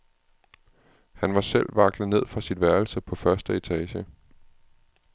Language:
Danish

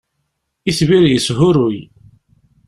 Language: Kabyle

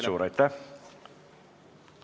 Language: Estonian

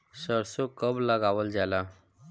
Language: Bhojpuri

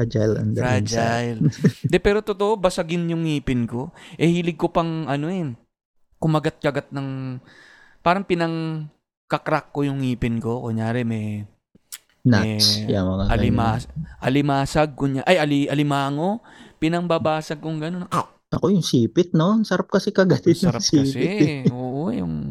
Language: Filipino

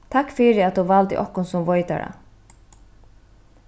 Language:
Faroese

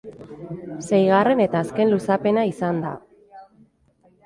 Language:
Basque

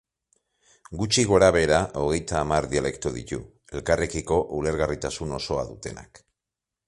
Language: Basque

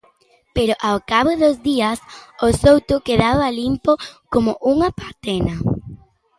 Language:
Galician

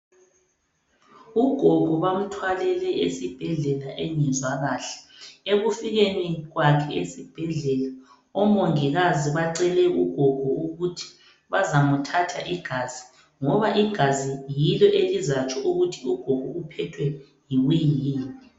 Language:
North Ndebele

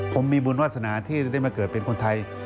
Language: Thai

